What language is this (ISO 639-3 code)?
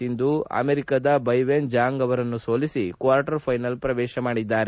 kan